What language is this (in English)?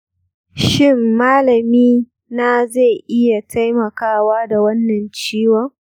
Hausa